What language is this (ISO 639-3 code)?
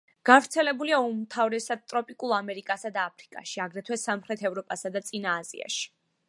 kat